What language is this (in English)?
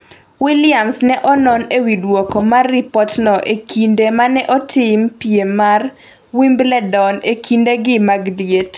Luo (Kenya and Tanzania)